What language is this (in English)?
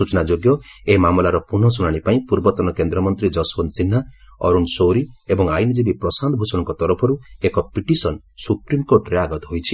Odia